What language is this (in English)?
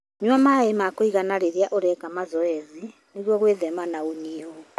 Kikuyu